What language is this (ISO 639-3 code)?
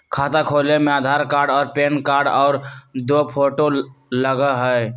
mag